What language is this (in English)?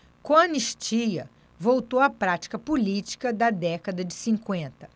Portuguese